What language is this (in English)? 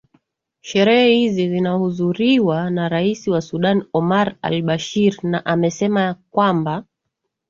Swahili